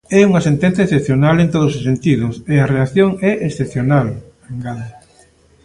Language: Galician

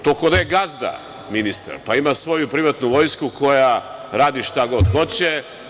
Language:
Serbian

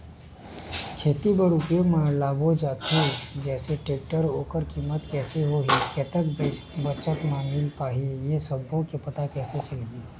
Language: Chhattisgarhi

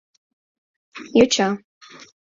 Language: Mari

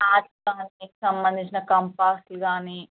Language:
Telugu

